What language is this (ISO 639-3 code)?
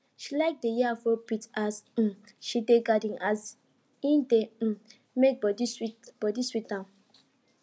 pcm